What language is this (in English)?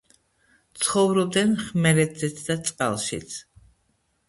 Georgian